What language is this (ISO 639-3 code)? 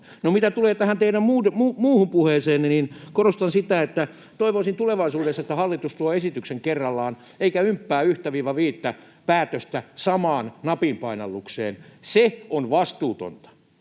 fin